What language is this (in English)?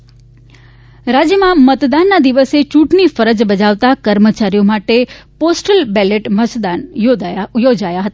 Gujarati